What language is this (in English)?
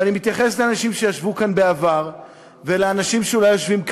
Hebrew